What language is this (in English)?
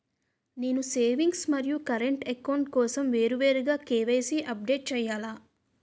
Telugu